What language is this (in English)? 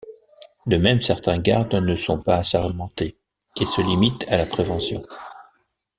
French